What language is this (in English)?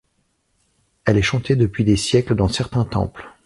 French